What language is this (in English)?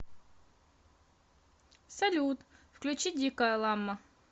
Russian